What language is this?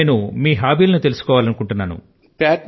Telugu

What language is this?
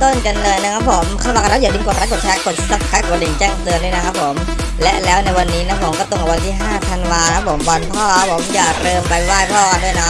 Thai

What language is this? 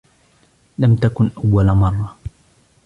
Arabic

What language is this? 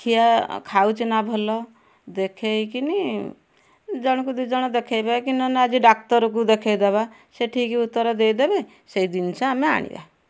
Odia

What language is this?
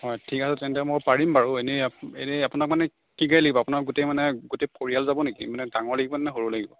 Assamese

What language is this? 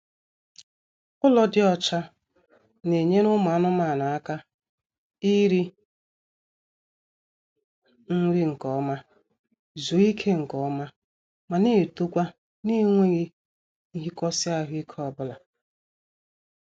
Igbo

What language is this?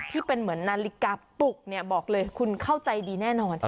Thai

